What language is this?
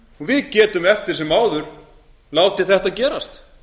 Icelandic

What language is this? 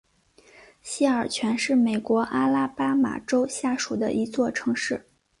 Chinese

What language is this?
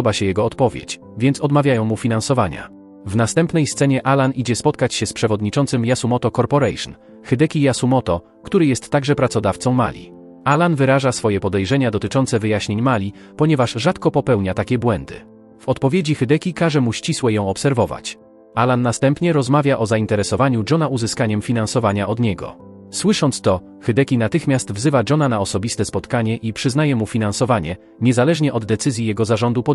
Polish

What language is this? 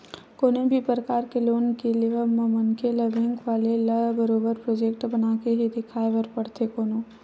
Chhattisgarhi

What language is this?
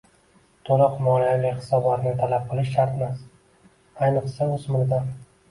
Uzbek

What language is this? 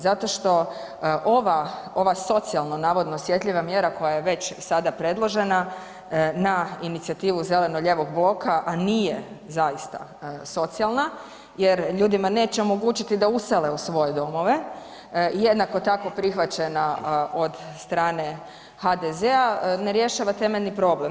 Croatian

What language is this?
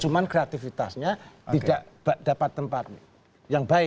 Indonesian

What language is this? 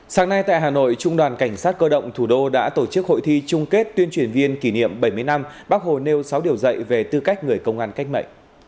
Vietnamese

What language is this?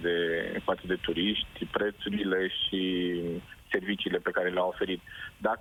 Romanian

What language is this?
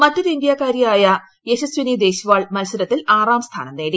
Malayalam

